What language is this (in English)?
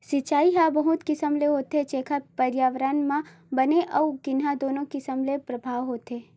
Chhattisgarhi